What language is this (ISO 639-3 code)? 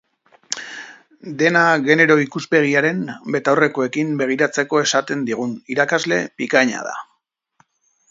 eus